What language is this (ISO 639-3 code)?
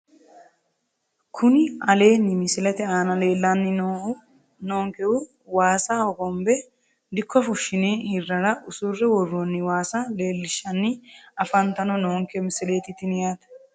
sid